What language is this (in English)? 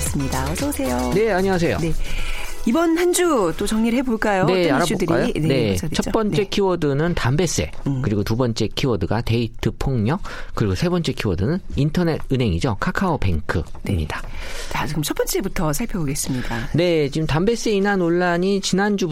Korean